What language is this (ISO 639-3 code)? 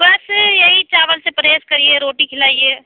urd